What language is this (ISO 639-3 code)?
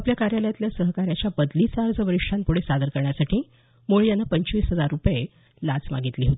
mar